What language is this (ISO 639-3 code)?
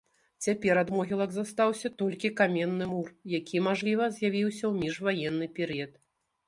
bel